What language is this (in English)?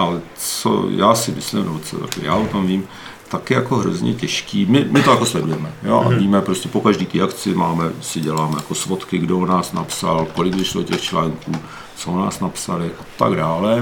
Czech